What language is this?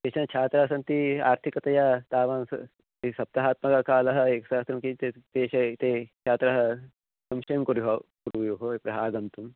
Sanskrit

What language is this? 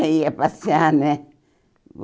Portuguese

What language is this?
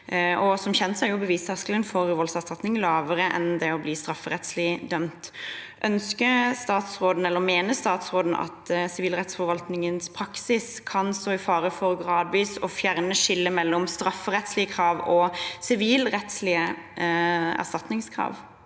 Norwegian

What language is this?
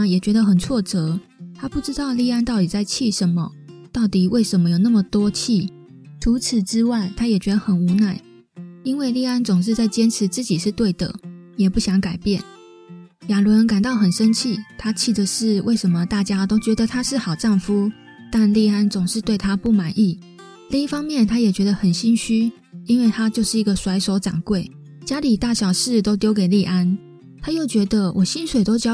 Chinese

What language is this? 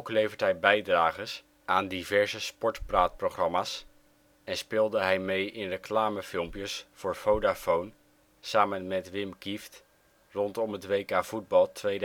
Dutch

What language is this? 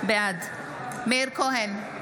Hebrew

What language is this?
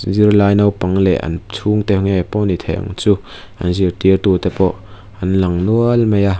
Mizo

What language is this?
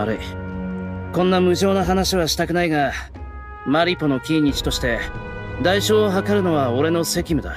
Japanese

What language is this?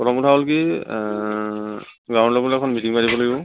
Assamese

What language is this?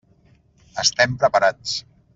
Catalan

